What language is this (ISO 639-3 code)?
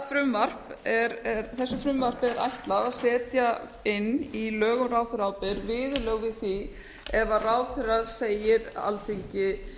isl